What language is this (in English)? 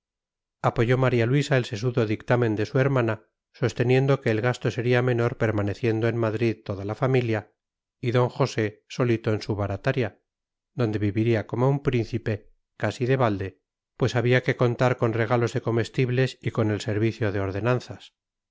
Spanish